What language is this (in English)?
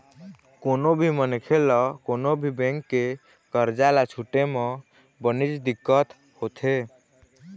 Chhattisgarhi